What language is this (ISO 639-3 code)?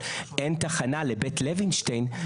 heb